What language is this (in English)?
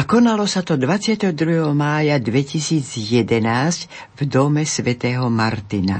Slovak